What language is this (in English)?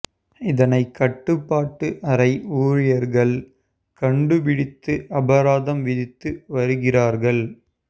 Tamil